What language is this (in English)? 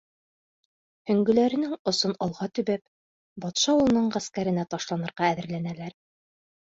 Bashkir